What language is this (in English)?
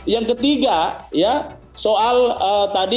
Indonesian